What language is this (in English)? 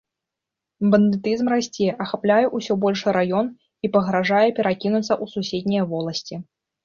Belarusian